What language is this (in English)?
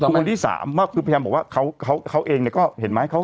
Thai